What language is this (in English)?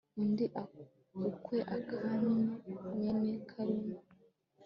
Kinyarwanda